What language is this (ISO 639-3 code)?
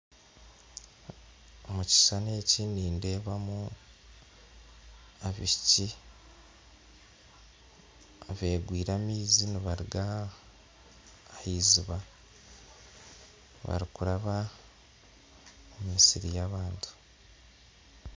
nyn